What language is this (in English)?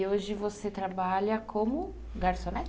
Portuguese